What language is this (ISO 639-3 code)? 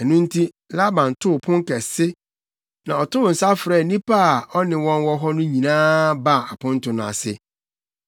aka